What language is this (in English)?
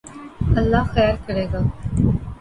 Urdu